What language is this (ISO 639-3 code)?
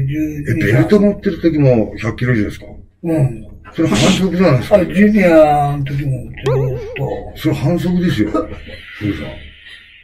jpn